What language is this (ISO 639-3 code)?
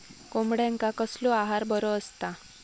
mar